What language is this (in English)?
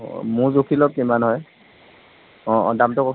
Assamese